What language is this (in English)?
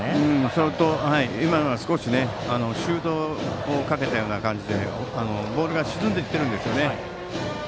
Japanese